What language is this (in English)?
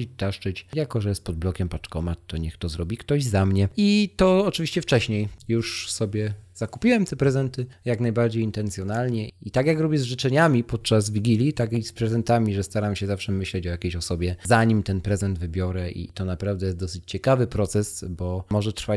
Polish